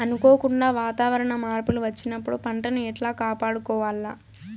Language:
Telugu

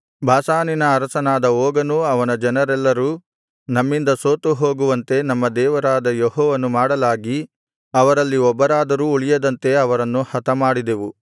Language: Kannada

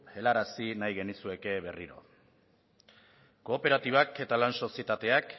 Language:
Basque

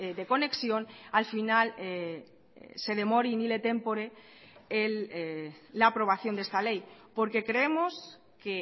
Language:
Spanish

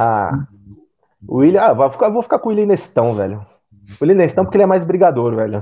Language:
Portuguese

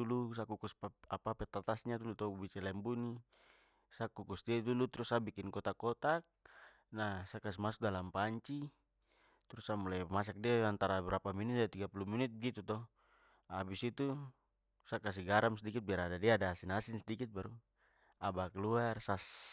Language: Papuan Malay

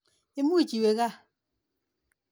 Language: Kalenjin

